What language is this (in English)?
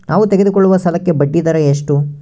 Kannada